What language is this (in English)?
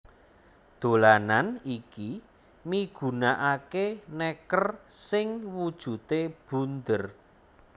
Javanese